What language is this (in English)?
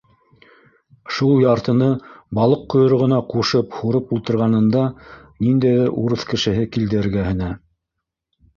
Bashkir